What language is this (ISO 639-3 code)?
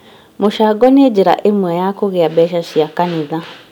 kik